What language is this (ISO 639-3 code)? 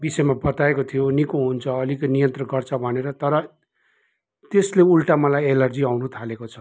nep